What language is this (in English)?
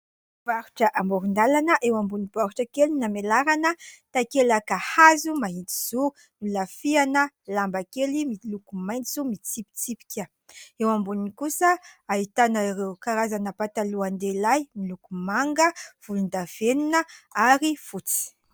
Malagasy